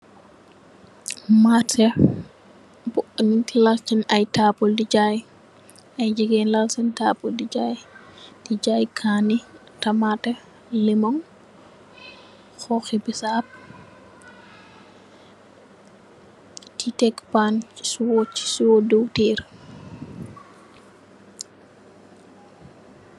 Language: Wolof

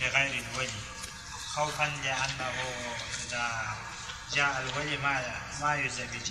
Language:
Arabic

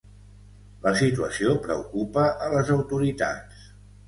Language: Catalan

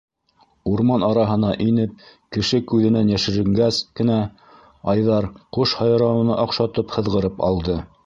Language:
Bashkir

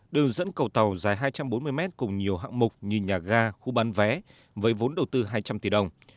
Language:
Vietnamese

